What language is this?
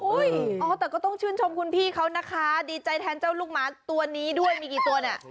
Thai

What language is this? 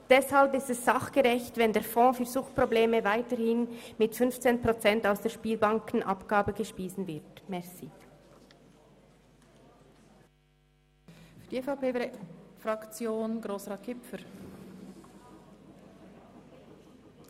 Swiss German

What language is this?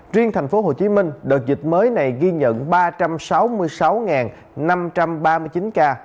Vietnamese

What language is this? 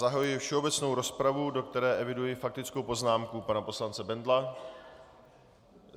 Czech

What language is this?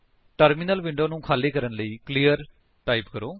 Punjabi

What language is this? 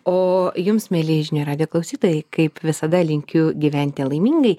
Lithuanian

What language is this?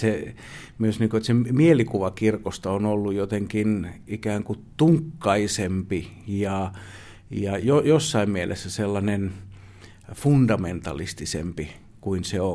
Finnish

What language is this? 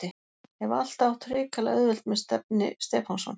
Icelandic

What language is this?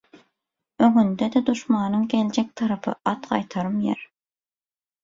Turkmen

